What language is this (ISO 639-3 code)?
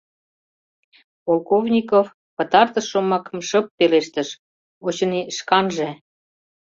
chm